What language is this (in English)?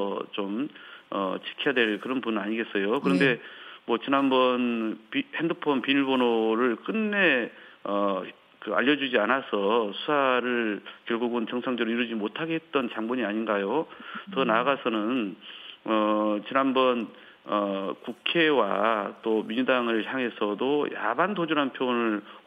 Korean